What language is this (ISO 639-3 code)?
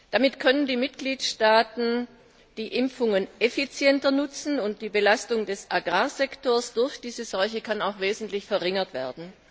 deu